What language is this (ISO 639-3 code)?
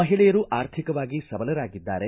kan